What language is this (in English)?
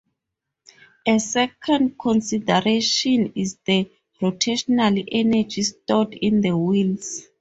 English